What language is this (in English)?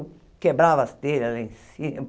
Portuguese